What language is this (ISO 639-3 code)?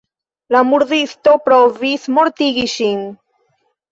epo